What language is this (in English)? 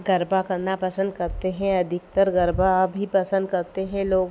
Hindi